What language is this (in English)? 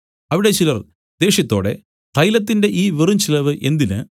Malayalam